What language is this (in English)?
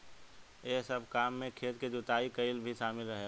Bhojpuri